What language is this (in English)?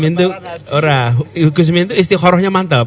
Indonesian